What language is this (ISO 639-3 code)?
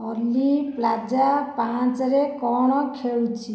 ori